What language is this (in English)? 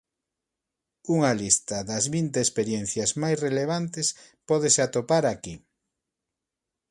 Galician